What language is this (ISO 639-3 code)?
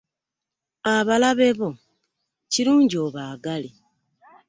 lug